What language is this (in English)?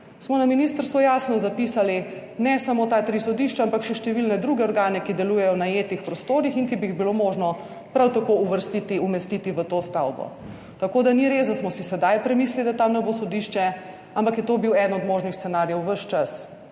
Slovenian